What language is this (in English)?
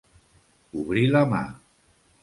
Catalan